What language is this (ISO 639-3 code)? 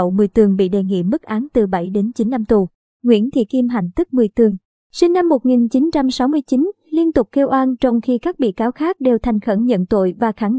vie